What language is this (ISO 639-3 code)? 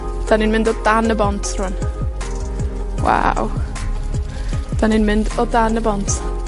cym